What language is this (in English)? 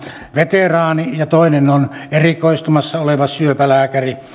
Finnish